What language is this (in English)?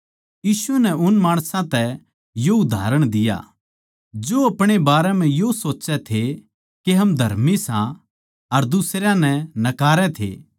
Haryanvi